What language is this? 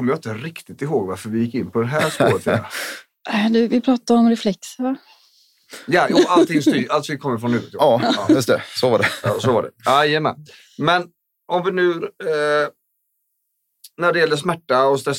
Swedish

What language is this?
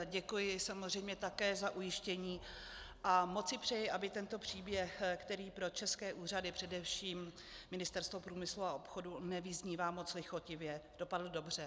Czech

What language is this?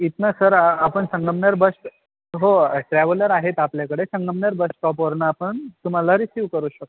Marathi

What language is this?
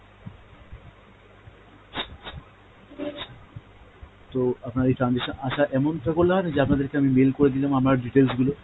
Bangla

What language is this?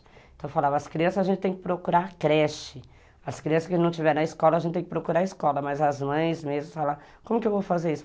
Portuguese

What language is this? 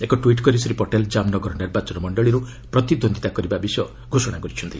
Odia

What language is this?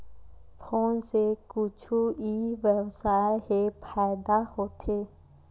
Chhattisgarhi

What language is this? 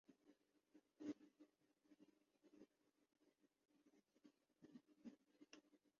Urdu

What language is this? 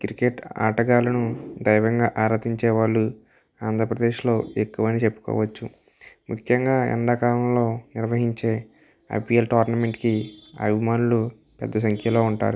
Telugu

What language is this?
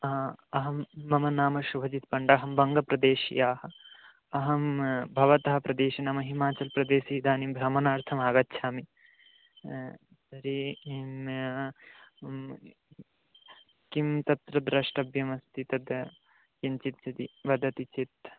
Sanskrit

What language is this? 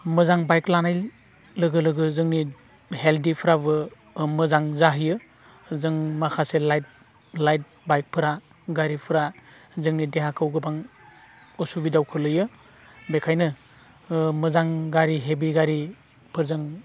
Bodo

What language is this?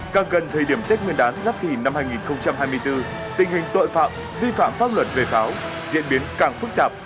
Vietnamese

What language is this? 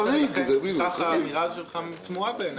Hebrew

